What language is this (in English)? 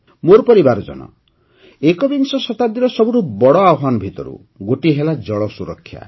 Odia